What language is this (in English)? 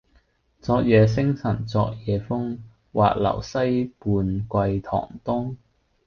Cantonese